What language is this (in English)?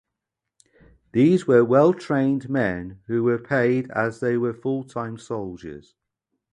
English